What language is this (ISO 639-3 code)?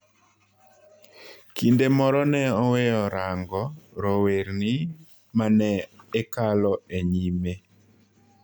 luo